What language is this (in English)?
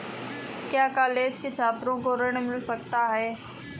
Hindi